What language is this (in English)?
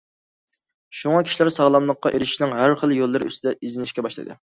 Uyghur